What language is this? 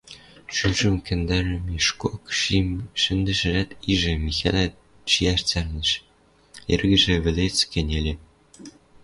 Western Mari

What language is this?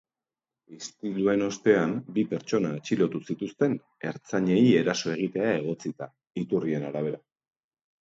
Basque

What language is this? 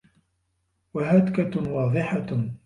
Arabic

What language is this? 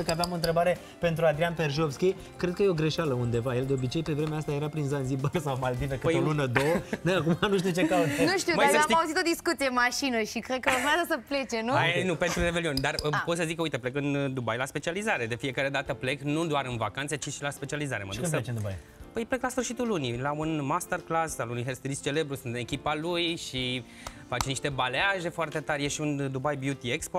Romanian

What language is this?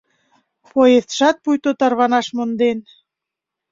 Mari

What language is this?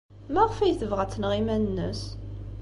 Kabyle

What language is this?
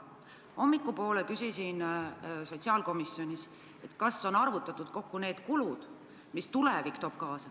Estonian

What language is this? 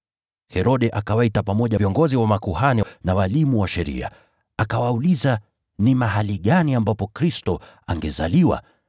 Swahili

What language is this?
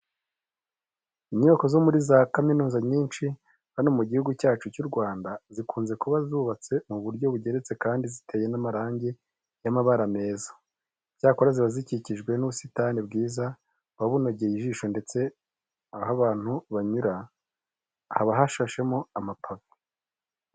Kinyarwanda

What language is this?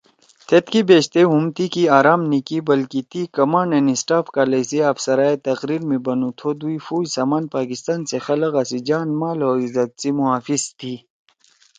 Torwali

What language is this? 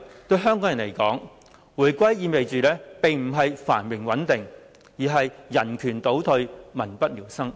Cantonese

